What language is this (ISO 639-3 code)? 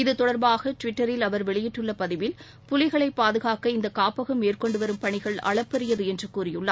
tam